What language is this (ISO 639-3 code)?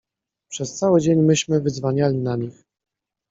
pol